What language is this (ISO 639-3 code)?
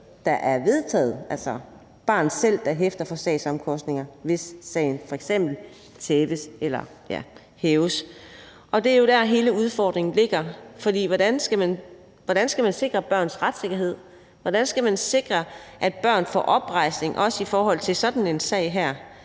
dan